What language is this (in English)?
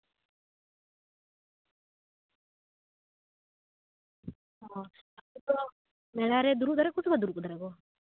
Santali